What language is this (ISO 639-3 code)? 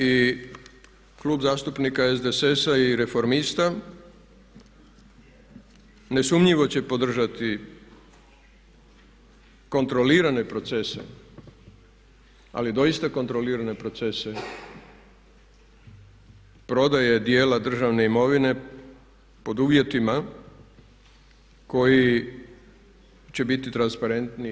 hrv